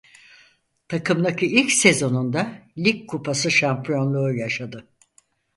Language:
Turkish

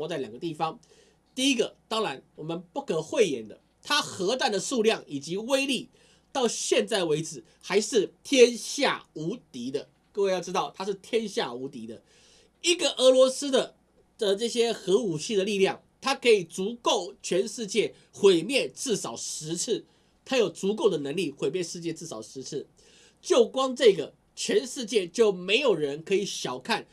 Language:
Chinese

